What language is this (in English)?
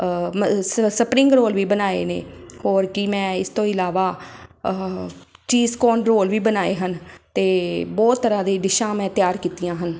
Punjabi